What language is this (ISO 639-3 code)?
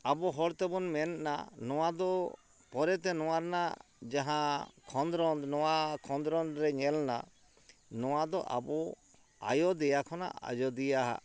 sat